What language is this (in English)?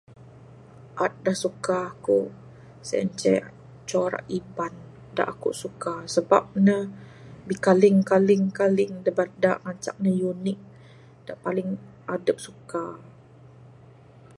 Bukar-Sadung Bidayuh